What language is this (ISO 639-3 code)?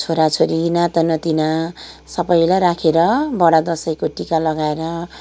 nep